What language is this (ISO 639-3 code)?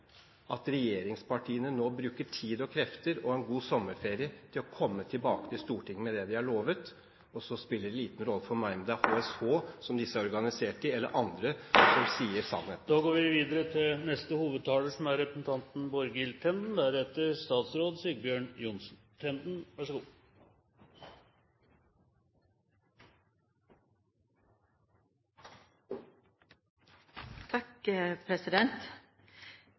nor